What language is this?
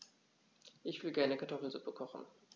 German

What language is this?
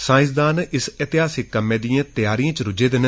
Dogri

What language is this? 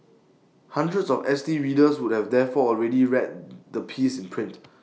English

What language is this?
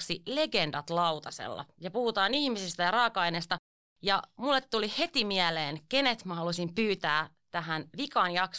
Finnish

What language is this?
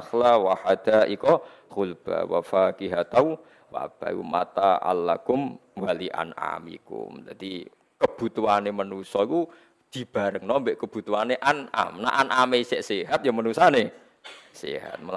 Indonesian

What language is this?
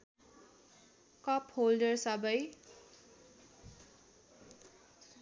Nepali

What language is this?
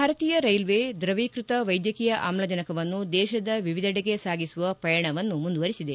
Kannada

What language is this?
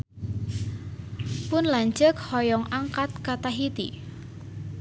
Sundanese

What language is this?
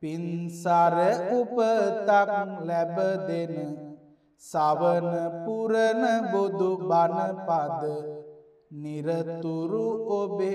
Romanian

